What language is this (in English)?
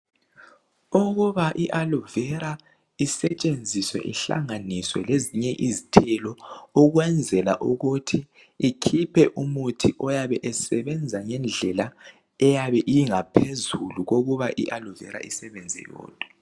North Ndebele